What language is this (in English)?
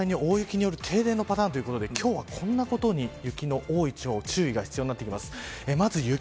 Japanese